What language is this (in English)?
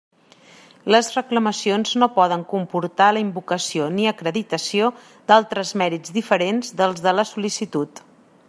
Catalan